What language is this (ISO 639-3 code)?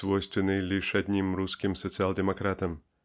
rus